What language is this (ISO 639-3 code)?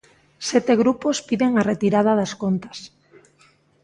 glg